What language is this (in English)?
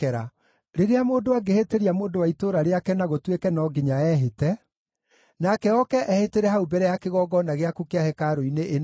Kikuyu